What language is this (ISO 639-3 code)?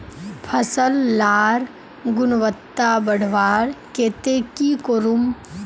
mag